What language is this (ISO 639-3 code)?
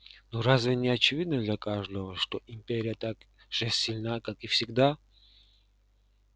rus